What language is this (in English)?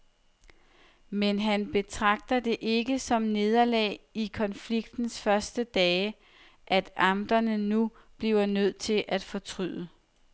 Danish